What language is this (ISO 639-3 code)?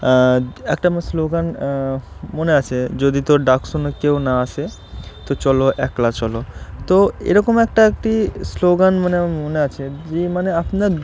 ben